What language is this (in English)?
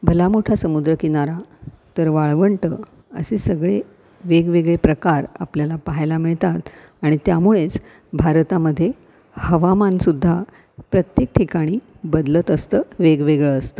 Marathi